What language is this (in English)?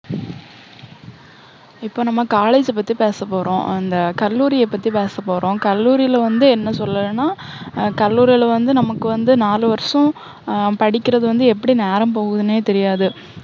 Tamil